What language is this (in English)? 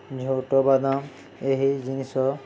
Odia